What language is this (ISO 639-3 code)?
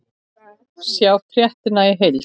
isl